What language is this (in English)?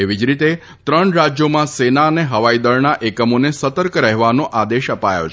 Gujarati